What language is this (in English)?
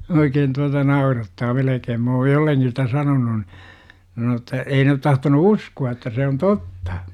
Finnish